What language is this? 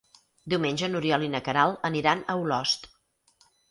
Catalan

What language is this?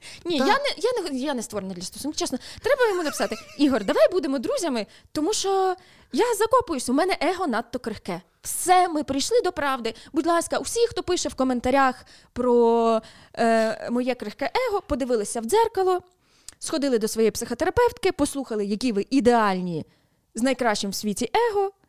Ukrainian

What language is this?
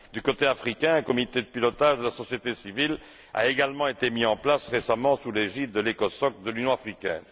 French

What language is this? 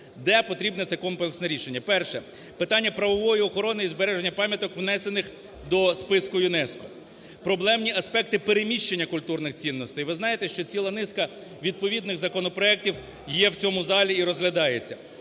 Ukrainian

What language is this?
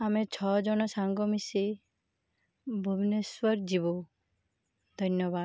Odia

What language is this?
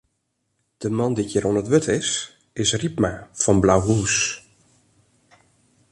Western Frisian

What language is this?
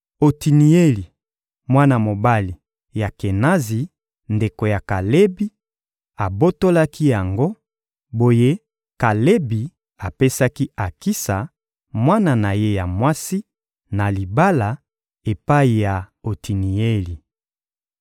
Lingala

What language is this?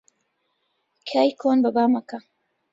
Central Kurdish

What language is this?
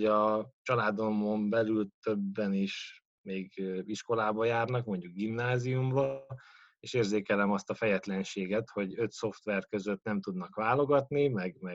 Hungarian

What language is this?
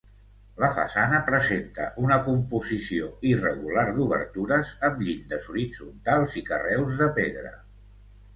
Catalan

